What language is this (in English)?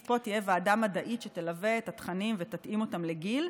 Hebrew